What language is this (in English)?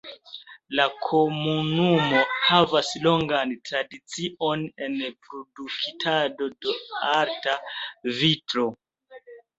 Esperanto